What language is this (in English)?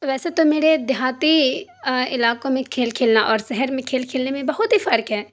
Urdu